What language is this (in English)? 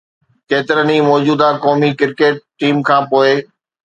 Sindhi